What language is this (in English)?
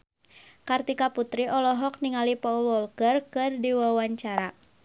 Sundanese